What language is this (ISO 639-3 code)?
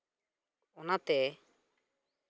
sat